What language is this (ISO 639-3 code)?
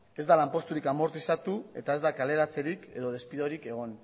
eus